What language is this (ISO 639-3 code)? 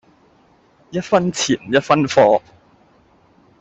yue